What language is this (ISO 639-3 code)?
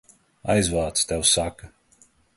lav